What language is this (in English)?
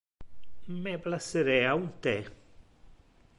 Interlingua